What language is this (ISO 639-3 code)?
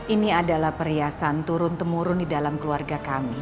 ind